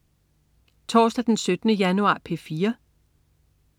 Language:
Danish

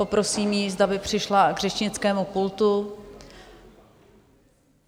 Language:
Czech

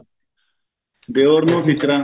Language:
Punjabi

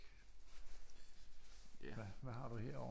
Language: Danish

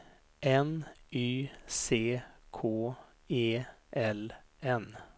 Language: Swedish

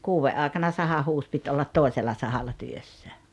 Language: Finnish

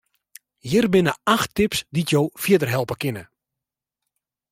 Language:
Western Frisian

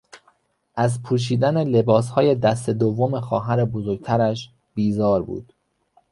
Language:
Persian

